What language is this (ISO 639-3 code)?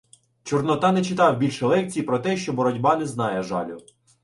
ukr